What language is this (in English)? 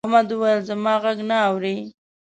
Pashto